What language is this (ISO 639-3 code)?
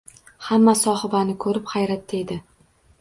uzb